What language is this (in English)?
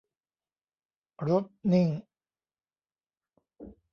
Thai